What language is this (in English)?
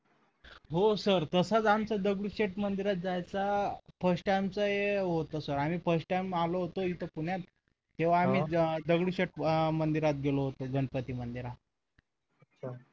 Marathi